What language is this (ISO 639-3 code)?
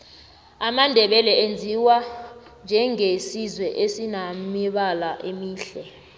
nbl